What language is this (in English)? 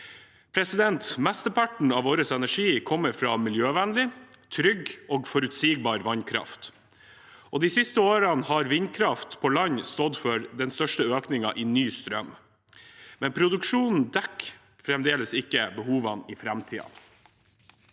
Norwegian